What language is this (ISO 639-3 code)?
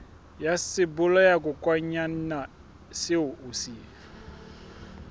sot